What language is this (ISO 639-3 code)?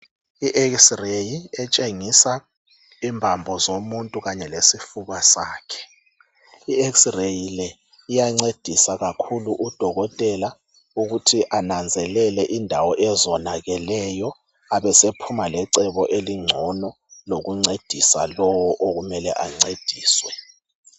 nde